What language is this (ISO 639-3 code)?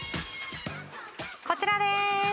jpn